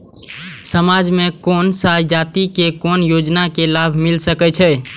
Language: Maithili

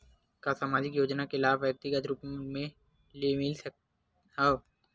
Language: Chhattisgarhi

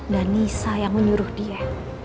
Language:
Indonesian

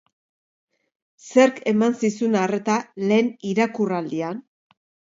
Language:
Basque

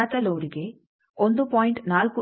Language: Kannada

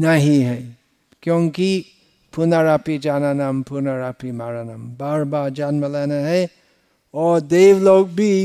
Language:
Hindi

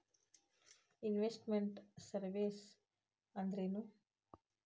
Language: Kannada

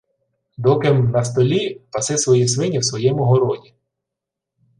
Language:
Ukrainian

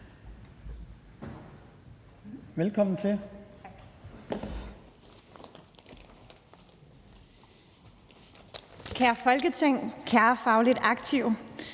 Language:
Danish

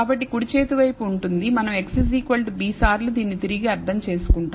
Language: Telugu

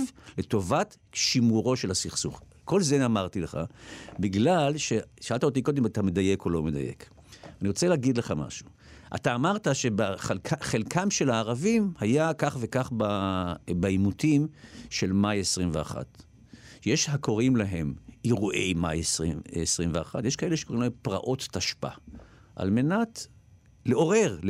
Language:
Hebrew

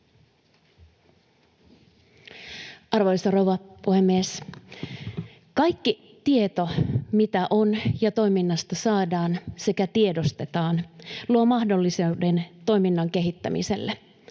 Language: Finnish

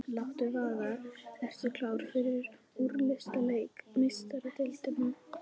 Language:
Icelandic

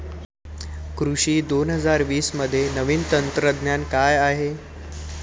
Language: Marathi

